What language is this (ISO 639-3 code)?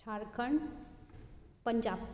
kok